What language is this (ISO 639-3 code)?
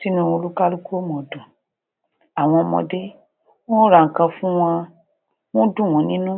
yor